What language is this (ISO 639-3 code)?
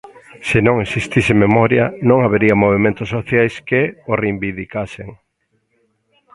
glg